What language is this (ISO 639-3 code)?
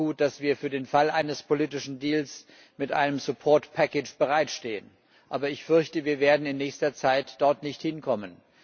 deu